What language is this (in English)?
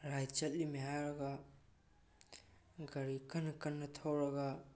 Manipuri